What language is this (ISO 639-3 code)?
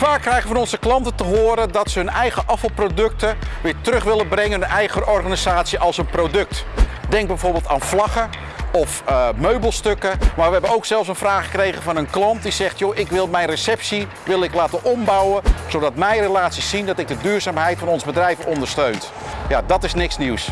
nld